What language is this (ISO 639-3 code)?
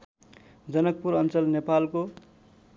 nep